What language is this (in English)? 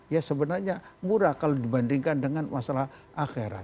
Indonesian